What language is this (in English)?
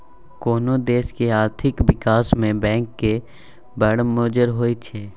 Maithili